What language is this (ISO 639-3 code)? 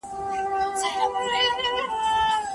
pus